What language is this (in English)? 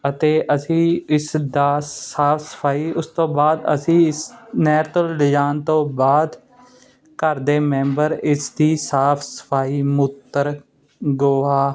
Punjabi